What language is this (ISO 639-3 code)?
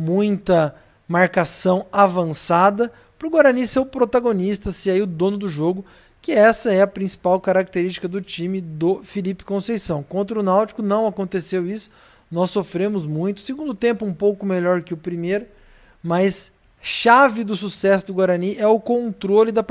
por